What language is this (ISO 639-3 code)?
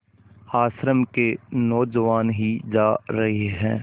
hin